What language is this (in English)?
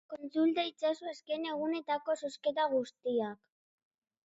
Basque